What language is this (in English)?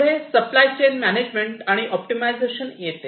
Marathi